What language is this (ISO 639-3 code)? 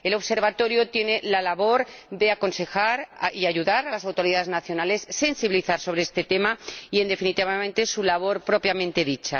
spa